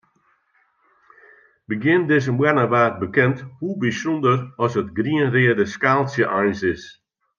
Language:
Western Frisian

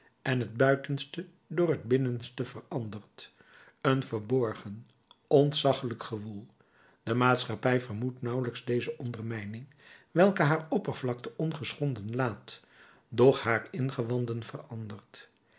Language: Dutch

